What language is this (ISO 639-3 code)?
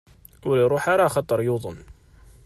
kab